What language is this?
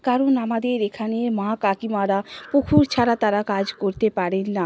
Bangla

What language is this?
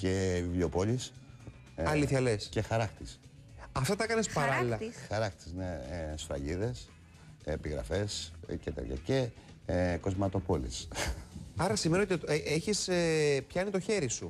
Greek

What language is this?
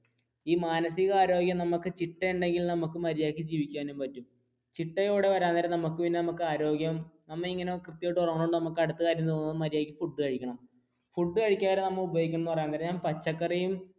Malayalam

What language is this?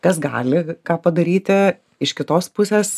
Lithuanian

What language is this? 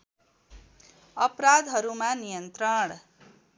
Nepali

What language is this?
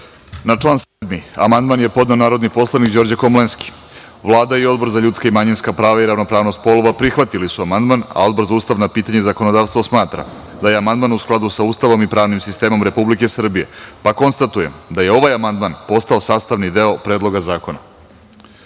Serbian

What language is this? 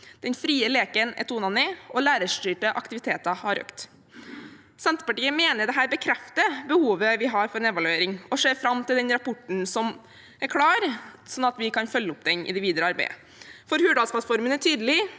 Norwegian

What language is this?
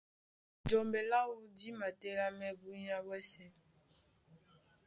Duala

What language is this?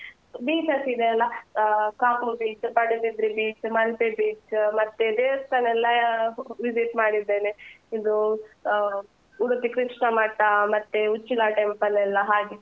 Kannada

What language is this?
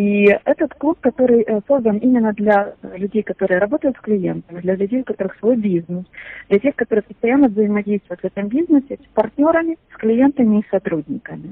Russian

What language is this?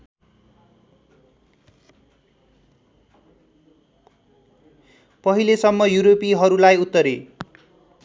Nepali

